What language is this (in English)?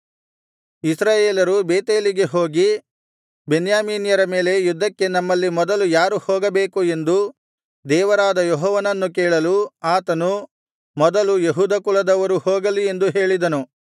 Kannada